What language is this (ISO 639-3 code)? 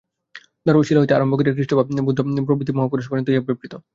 ben